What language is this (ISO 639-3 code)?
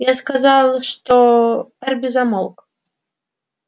rus